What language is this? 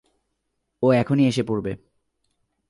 Bangla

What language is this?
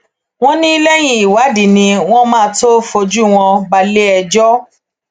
Yoruba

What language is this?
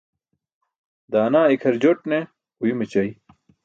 Burushaski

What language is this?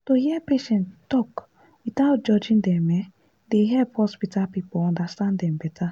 Nigerian Pidgin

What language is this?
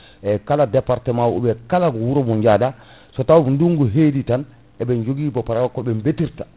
Fula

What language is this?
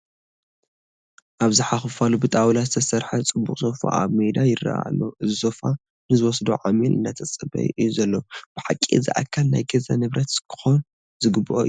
Tigrinya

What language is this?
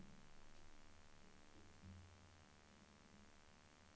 Swedish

